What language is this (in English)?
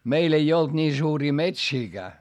Finnish